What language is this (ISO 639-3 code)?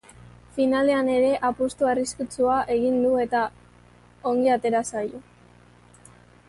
eus